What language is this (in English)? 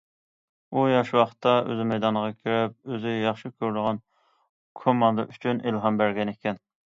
Uyghur